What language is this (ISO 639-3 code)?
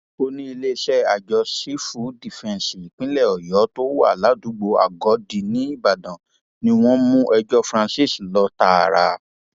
yor